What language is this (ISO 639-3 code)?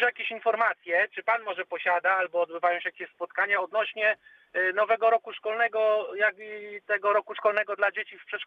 pol